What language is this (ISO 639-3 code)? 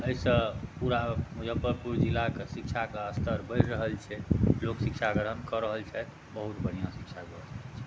mai